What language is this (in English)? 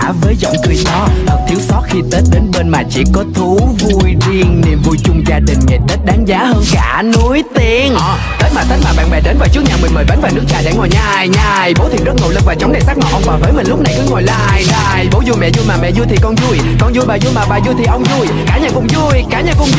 Vietnamese